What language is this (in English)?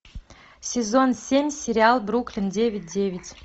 Russian